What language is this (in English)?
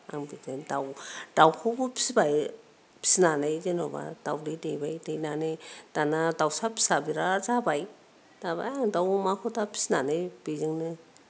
Bodo